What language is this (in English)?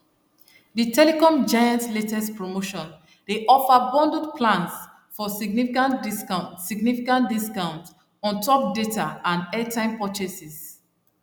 Nigerian Pidgin